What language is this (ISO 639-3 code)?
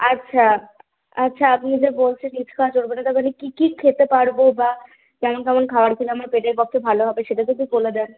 ben